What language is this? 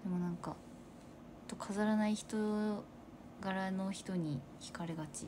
Japanese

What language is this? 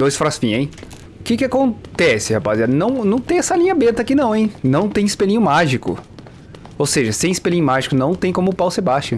Portuguese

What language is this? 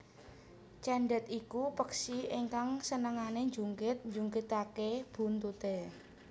Javanese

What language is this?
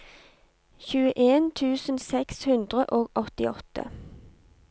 Norwegian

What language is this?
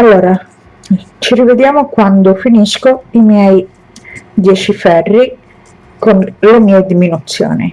Italian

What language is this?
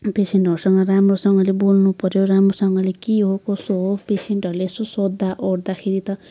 Nepali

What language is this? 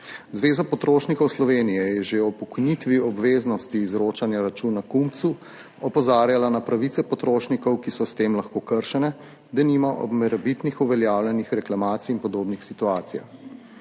Slovenian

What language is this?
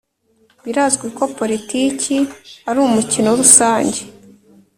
Kinyarwanda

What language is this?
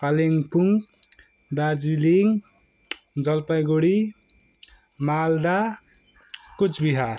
Nepali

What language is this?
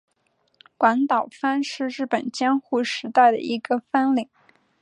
Chinese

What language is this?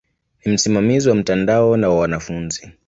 Swahili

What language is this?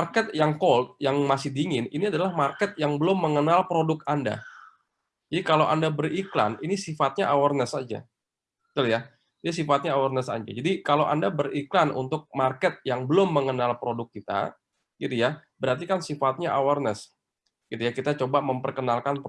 Indonesian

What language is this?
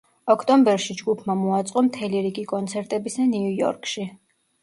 Georgian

